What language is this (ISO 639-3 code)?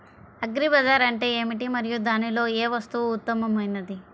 tel